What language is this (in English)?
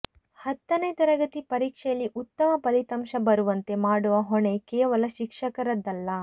Kannada